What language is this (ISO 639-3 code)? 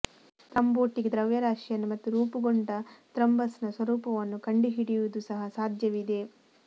kan